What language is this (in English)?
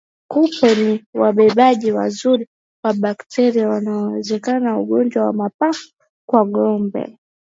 Swahili